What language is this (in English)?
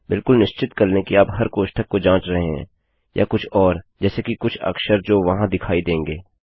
Hindi